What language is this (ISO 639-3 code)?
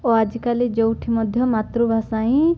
ori